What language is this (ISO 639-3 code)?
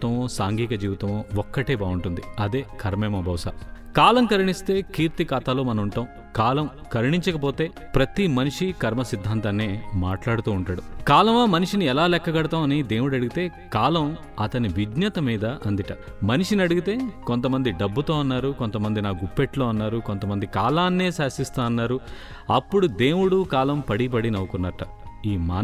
tel